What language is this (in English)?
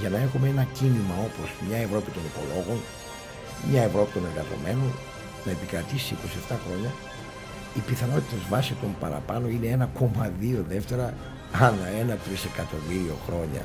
Greek